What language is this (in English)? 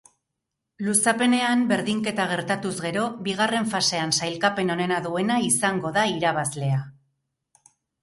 Basque